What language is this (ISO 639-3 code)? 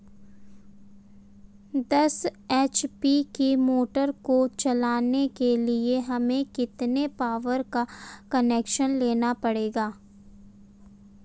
hin